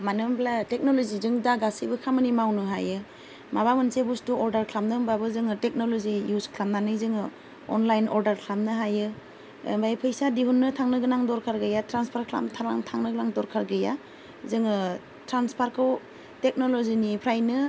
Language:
Bodo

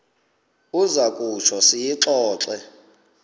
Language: Xhosa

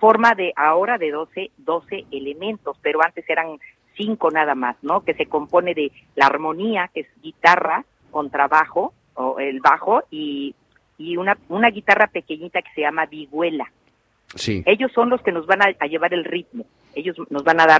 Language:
Spanish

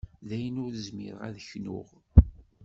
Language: Kabyle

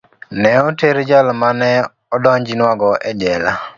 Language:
Luo (Kenya and Tanzania)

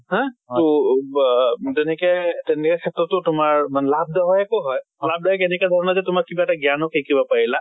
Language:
Assamese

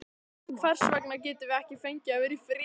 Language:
Icelandic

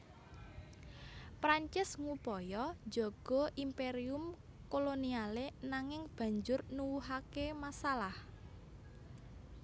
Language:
Javanese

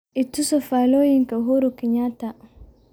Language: Somali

